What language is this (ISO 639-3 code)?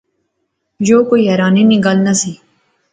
phr